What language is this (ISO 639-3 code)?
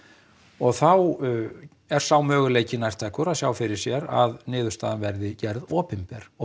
isl